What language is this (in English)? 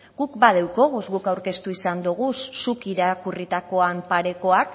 Basque